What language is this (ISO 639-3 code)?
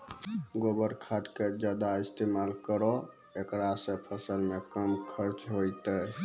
mai